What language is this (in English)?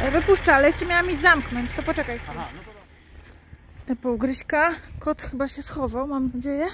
Polish